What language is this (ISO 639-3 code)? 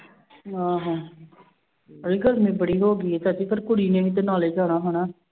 pan